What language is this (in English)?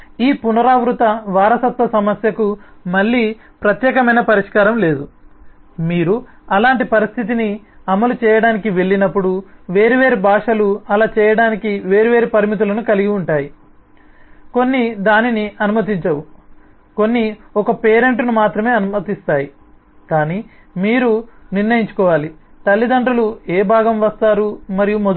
Telugu